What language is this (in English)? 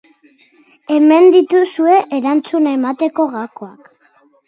Basque